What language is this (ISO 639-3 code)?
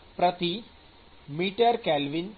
guj